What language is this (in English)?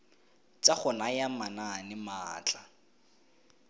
Tswana